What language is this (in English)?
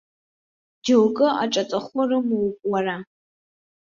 Abkhazian